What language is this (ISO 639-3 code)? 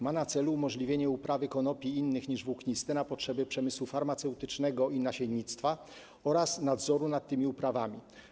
pol